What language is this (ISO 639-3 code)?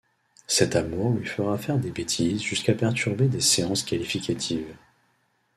fra